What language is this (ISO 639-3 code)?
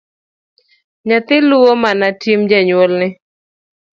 luo